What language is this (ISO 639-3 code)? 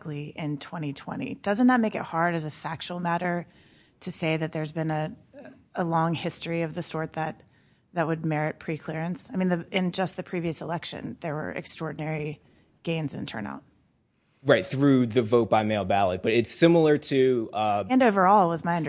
eng